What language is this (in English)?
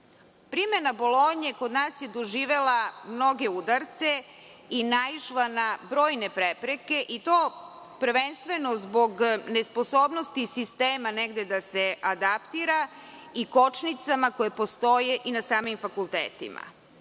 Serbian